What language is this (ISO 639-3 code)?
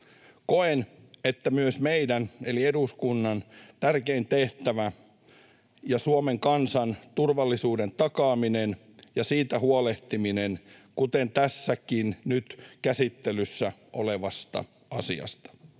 fin